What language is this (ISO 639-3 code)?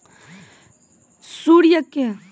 mai